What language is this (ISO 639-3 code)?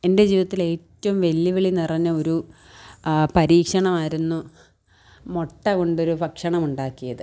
mal